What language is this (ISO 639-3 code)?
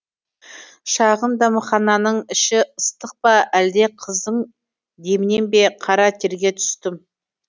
kaz